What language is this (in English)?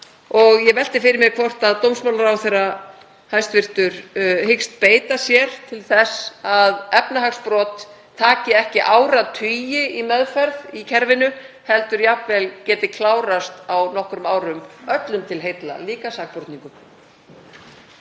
Icelandic